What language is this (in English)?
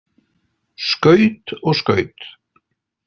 Icelandic